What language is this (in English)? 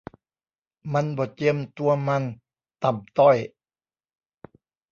Thai